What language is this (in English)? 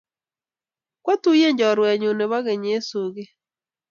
Kalenjin